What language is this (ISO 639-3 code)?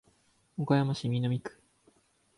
jpn